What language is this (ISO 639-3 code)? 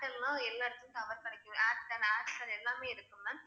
tam